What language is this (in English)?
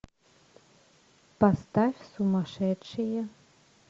Russian